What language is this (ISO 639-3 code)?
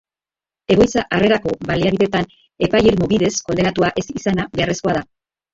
eus